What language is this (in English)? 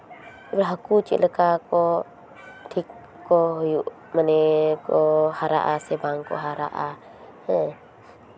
Santali